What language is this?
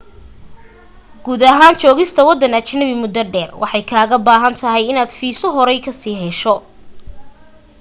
Somali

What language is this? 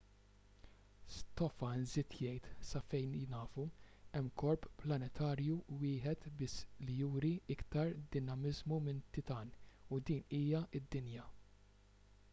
Maltese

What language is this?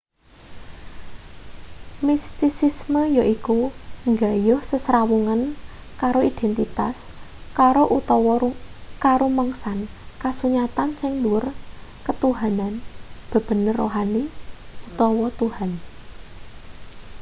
Javanese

